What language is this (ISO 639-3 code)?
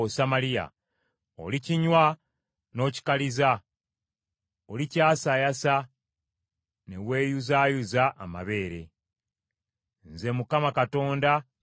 lug